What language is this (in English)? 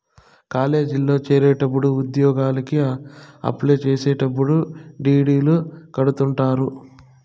Telugu